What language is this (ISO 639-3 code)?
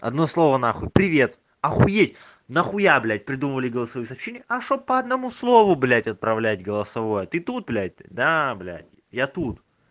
rus